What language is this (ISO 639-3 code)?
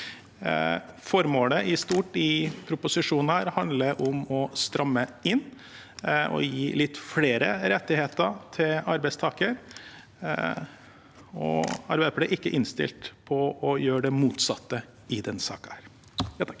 nor